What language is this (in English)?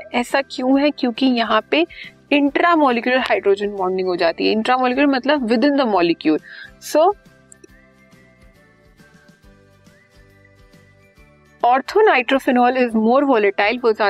Hindi